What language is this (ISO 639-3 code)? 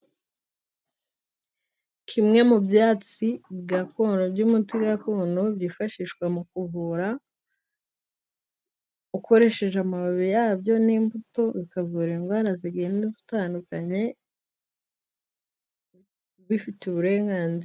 kin